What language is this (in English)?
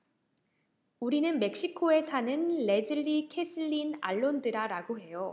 Korean